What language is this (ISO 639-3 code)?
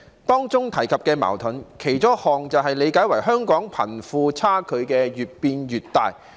yue